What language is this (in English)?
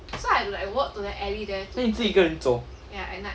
English